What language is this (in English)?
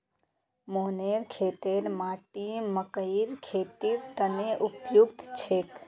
Magahi